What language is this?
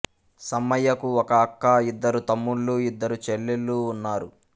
Telugu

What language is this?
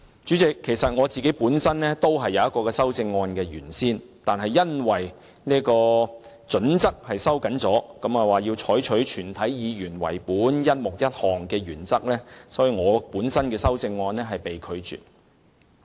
Cantonese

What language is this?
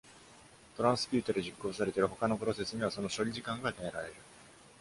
Japanese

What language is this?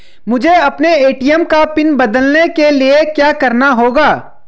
Hindi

